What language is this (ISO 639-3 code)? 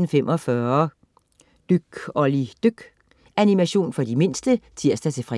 dan